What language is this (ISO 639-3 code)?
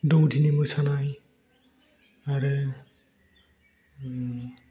brx